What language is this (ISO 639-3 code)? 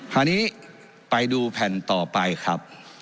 tha